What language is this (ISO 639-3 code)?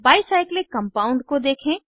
hin